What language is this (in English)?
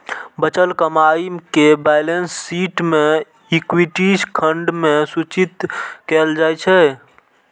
Maithili